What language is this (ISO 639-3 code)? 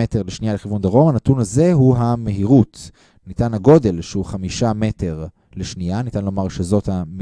heb